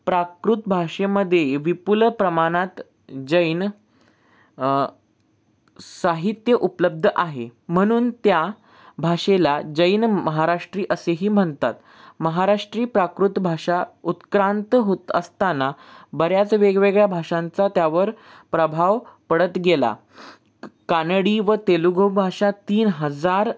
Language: Marathi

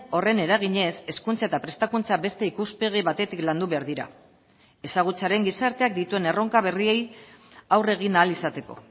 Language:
Basque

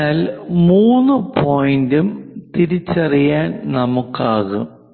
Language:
Malayalam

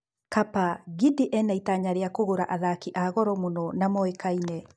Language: Kikuyu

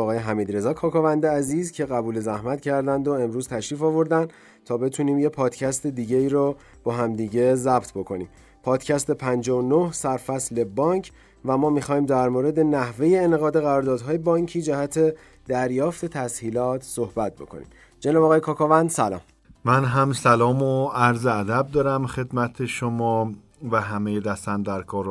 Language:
Persian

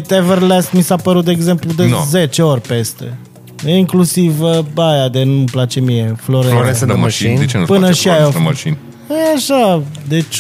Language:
Romanian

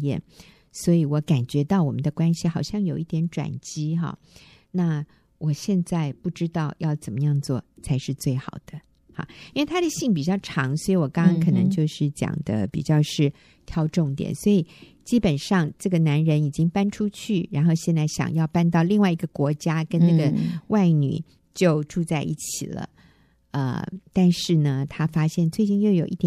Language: Chinese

